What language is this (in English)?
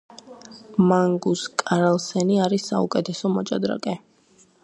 Georgian